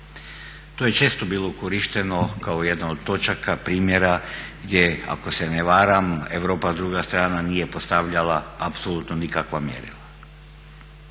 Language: Croatian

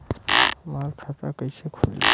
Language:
Bhojpuri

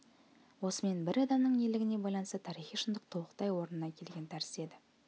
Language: Kazakh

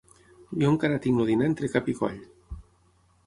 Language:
Catalan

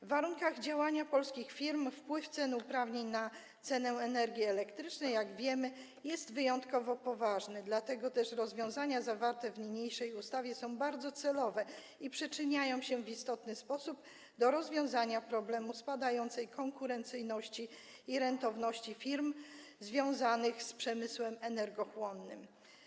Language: Polish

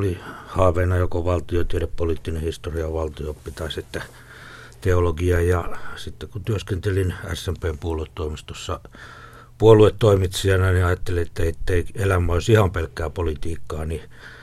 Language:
Finnish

